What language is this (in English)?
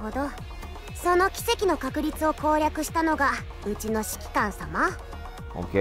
Indonesian